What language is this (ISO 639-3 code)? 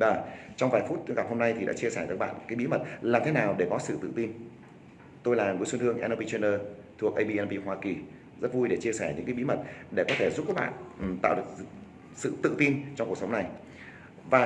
vie